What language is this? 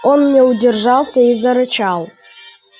Russian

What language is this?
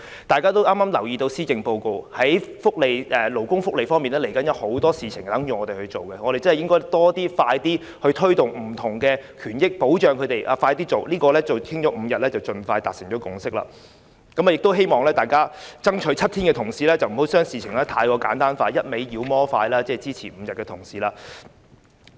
Cantonese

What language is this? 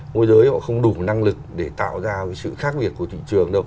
Vietnamese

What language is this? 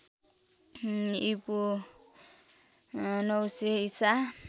Nepali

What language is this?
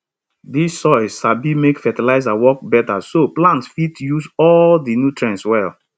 Nigerian Pidgin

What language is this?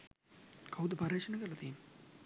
Sinhala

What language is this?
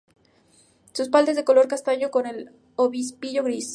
Spanish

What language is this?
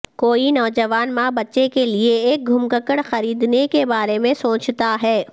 Urdu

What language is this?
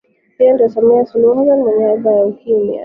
Swahili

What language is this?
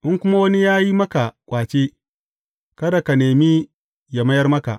Hausa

